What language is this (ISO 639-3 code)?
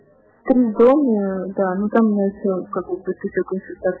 rus